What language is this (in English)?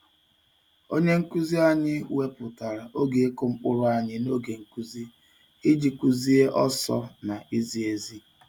Igbo